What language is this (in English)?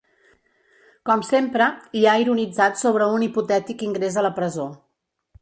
Catalan